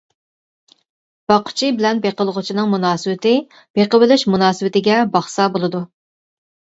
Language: Uyghur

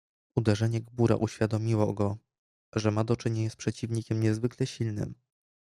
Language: Polish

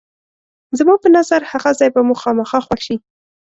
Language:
Pashto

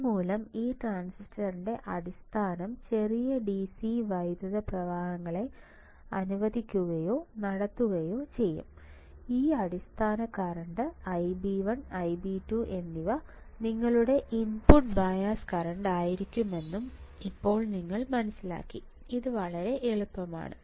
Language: Malayalam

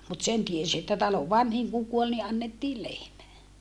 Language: Finnish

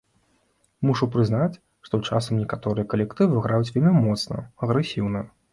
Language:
Belarusian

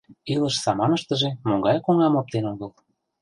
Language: Mari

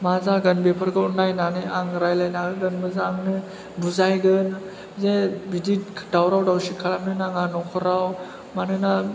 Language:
Bodo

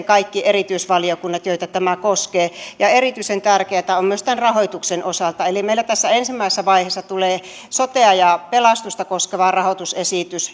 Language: Finnish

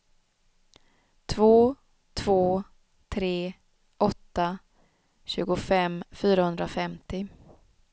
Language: Swedish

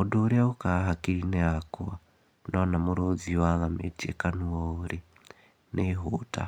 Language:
Kikuyu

